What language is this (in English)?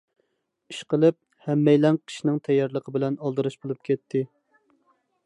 Uyghur